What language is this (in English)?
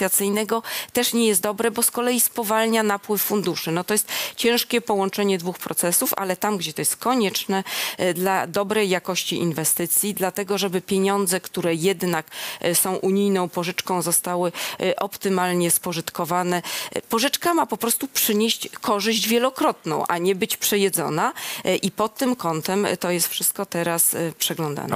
Polish